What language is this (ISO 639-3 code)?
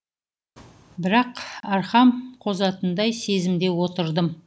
kaz